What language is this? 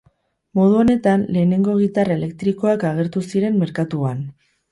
Basque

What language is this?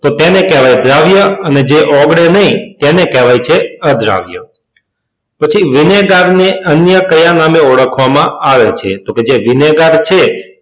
Gujarati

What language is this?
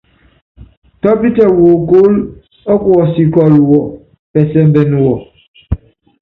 Yangben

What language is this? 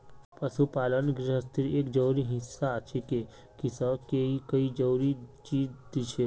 Magahi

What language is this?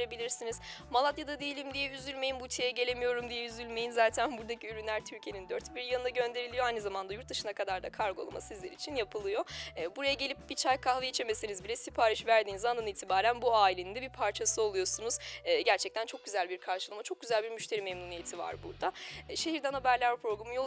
Turkish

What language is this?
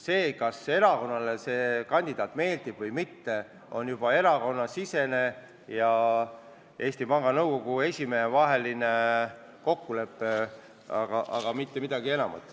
Estonian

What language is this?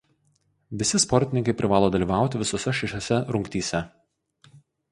Lithuanian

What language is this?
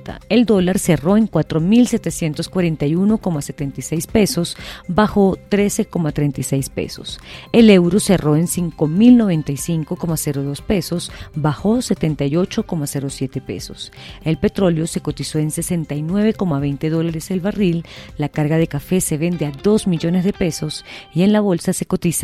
Spanish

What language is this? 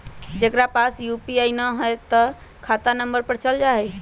Magahi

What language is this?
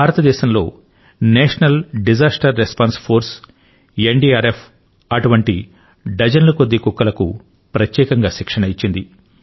Telugu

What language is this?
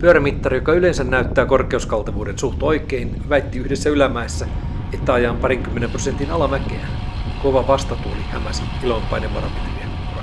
Finnish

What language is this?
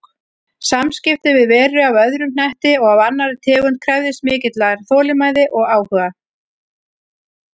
Icelandic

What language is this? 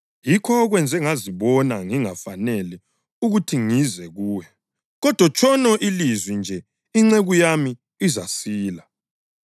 North Ndebele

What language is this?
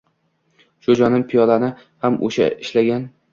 Uzbek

